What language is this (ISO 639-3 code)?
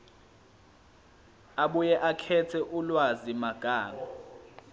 zul